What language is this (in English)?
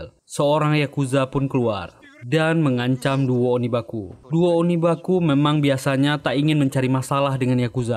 Indonesian